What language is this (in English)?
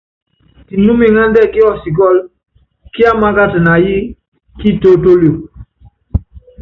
Yangben